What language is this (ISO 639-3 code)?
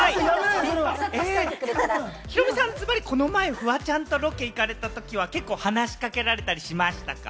jpn